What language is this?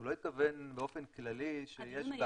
Hebrew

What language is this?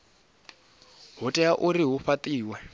Venda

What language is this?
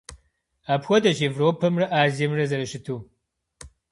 Kabardian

